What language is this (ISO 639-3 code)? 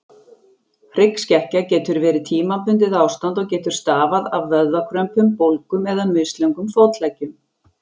isl